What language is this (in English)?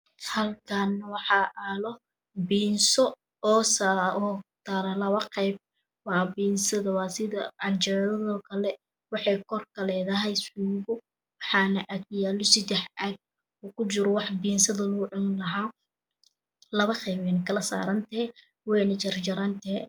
Somali